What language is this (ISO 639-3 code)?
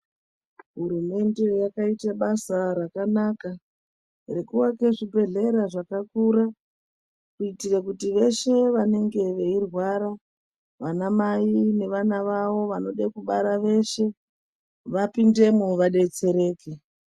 ndc